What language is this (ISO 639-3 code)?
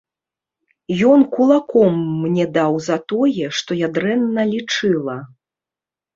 bel